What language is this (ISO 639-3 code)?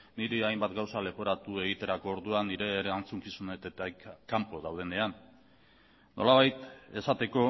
eus